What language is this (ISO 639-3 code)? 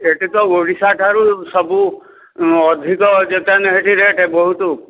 ori